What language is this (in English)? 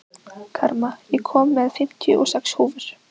Icelandic